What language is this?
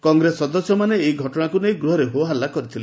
Odia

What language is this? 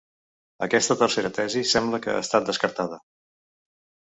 Catalan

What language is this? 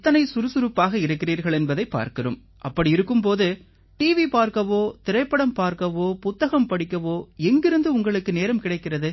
Tamil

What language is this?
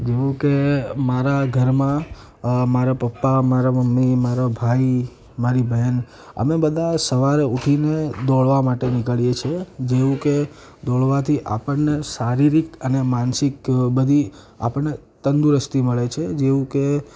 Gujarati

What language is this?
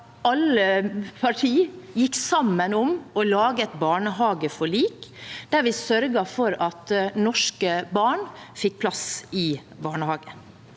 Norwegian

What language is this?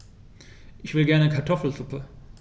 German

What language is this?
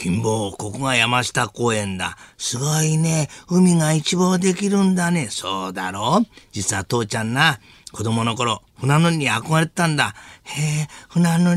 Japanese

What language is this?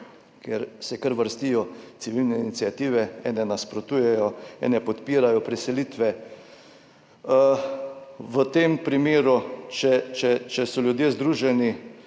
Slovenian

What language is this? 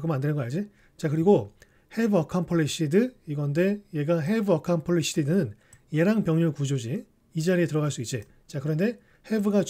Korean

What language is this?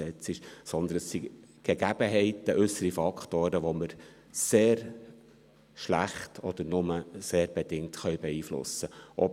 Swiss German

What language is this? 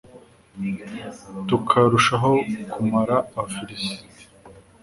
Kinyarwanda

